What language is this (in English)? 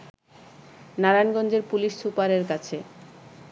Bangla